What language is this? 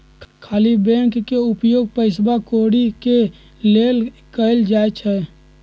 Magahi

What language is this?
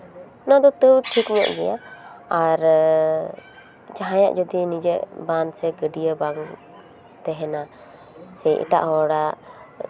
Santali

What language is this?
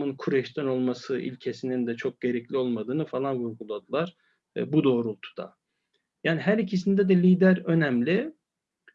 Turkish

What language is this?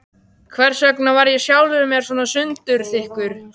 Icelandic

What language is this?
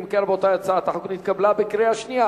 Hebrew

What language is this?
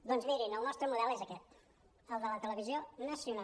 Catalan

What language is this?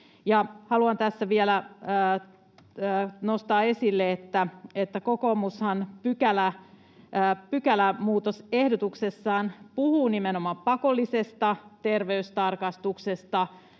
Finnish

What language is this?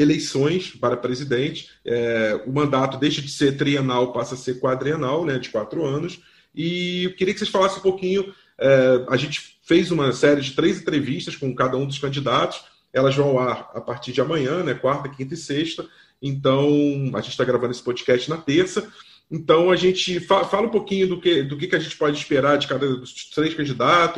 Portuguese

